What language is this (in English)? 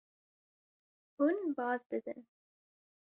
Kurdish